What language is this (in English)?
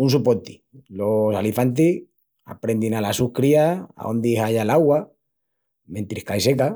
Extremaduran